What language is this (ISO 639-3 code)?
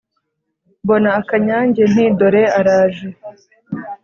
kin